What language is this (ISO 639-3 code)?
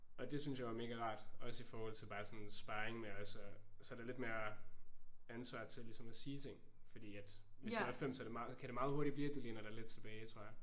dan